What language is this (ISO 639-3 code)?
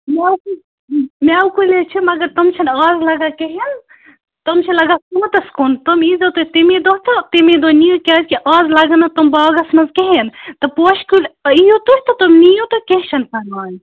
kas